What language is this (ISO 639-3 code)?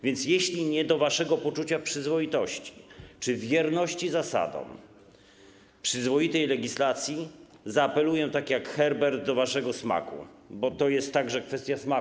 pol